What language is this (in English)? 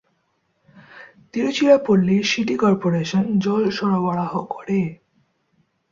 Bangla